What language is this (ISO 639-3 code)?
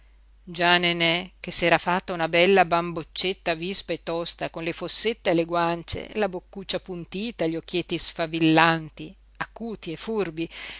ita